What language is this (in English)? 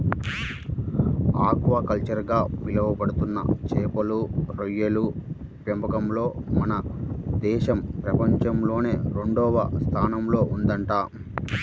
Telugu